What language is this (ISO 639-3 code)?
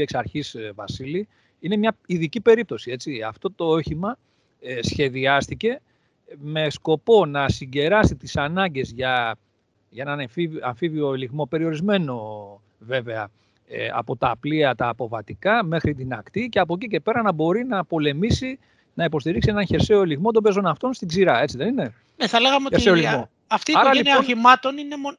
ell